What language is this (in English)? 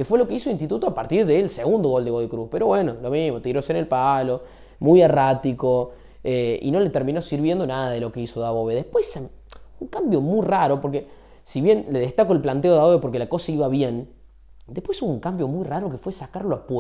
Spanish